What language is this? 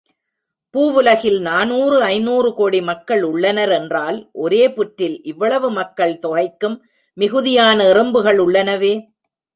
Tamil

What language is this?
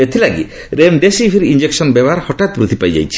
Odia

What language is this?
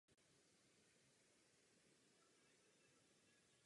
Czech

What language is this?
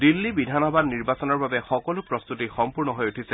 Assamese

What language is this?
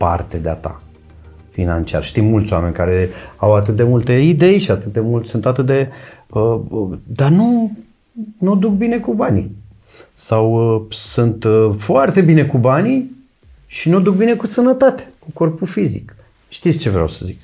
Romanian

